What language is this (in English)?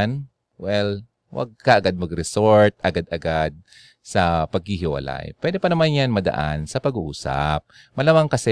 Filipino